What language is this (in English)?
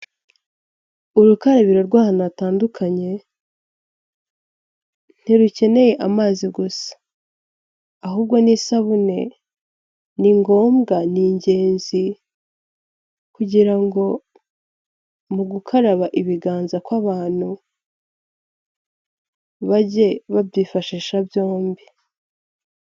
Kinyarwanda